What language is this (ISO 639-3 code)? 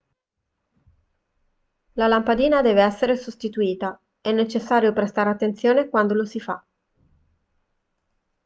ita